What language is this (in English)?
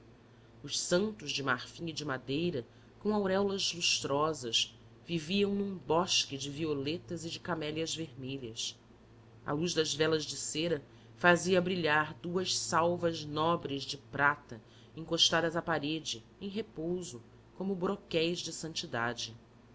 Portuguese